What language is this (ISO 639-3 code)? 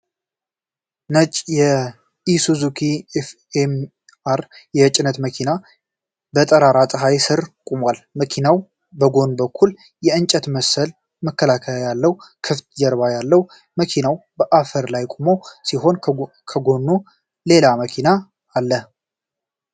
amh